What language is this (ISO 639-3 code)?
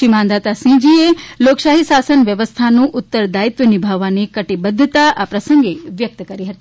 guj